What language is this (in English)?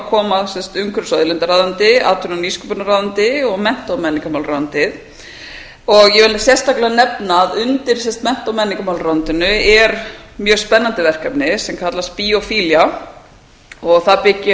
Icelandic